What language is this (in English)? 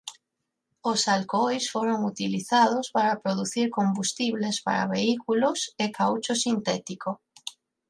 Galician